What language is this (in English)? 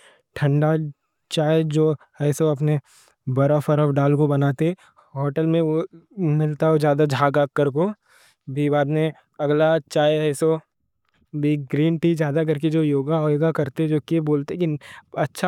Deccan